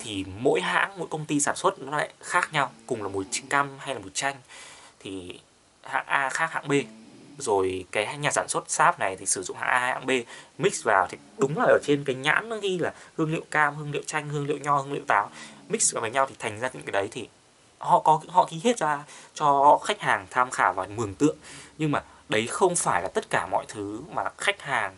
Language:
Vietnamese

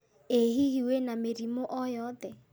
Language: Kikuyu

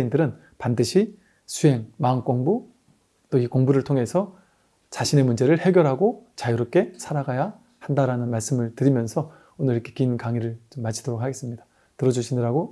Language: Korean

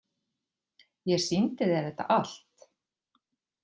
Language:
Icelandic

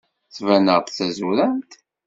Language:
Kabyle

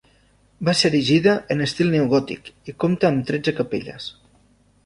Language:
Catalan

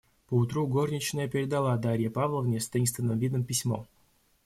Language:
Russian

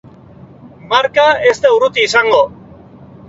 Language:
Basque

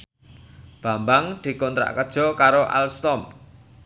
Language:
Javanese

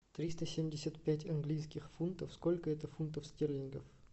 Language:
Russian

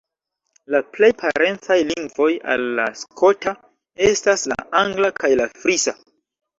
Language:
Esperanto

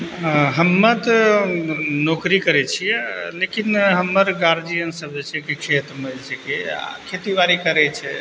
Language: Maithili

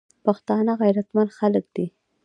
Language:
Pashto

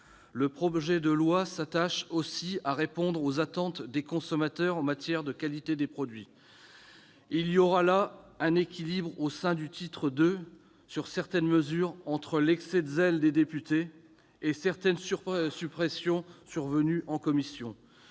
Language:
French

